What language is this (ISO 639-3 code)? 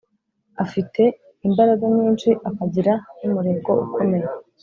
kin